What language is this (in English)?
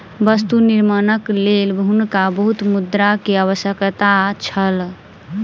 Maithili